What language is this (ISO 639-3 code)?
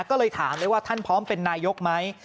tha